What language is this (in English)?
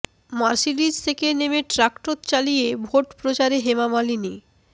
Bangla